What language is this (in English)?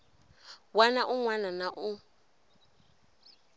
Tsonga